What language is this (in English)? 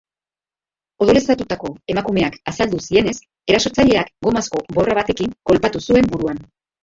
Basque